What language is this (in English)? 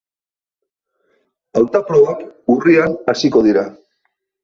Basque